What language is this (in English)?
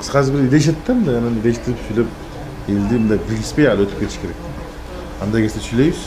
Turkish